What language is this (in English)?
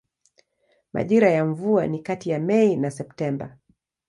Swahili